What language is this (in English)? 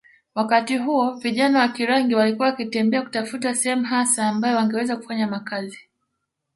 Swahili